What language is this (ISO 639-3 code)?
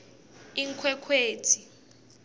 ssw